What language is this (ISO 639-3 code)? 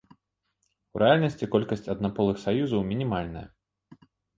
bel